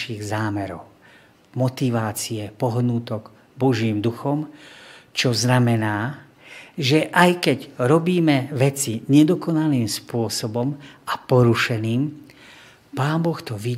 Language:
Slovak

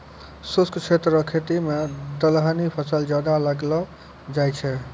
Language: Maithili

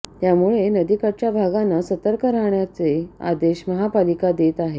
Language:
Marathi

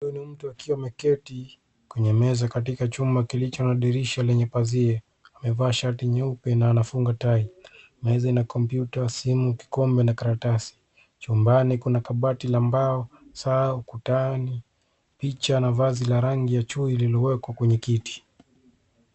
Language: Swahili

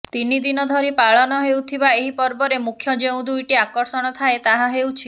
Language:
Odia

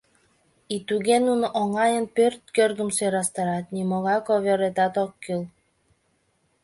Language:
Mari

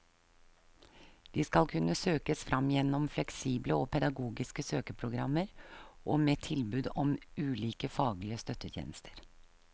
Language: Norwegian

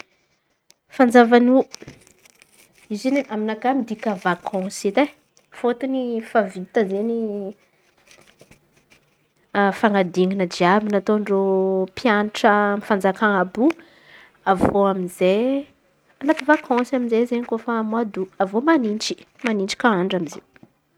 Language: Antankarana Malagasy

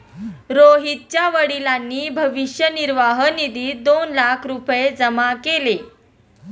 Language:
Marathi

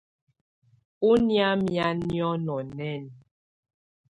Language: Tunen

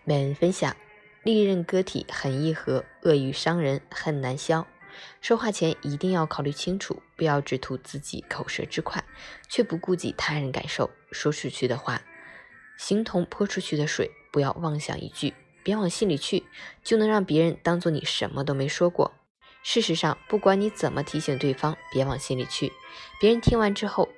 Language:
Chinese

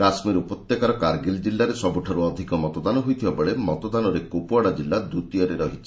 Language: Odia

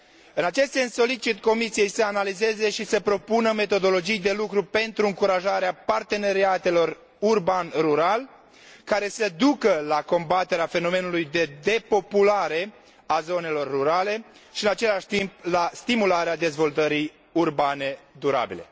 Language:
Romanian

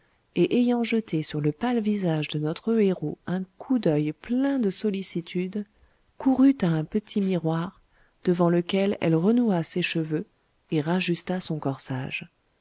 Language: French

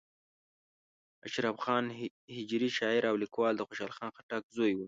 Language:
Pashto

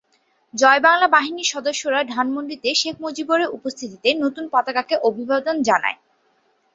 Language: Bangla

